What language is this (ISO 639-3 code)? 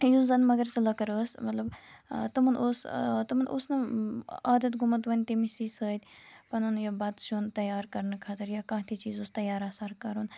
kas